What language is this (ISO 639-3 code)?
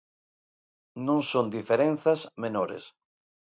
glg